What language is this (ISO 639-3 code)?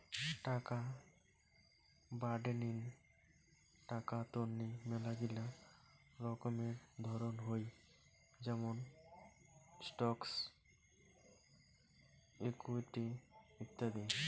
ben